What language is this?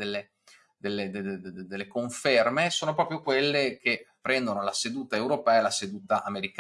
Italian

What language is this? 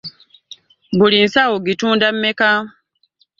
Ganda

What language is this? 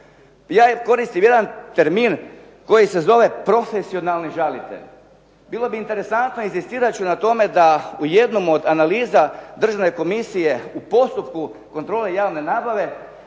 Croatian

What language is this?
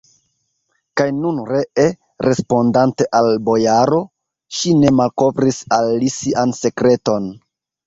Esperanto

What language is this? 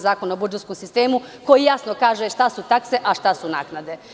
Serbian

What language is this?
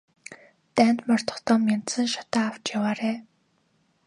Mongolian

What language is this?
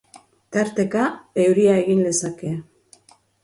Basque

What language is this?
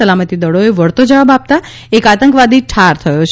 Gujarati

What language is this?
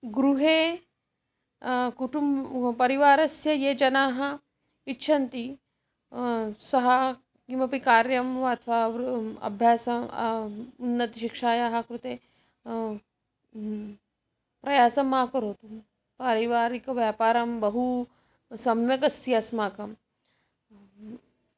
Sanskrit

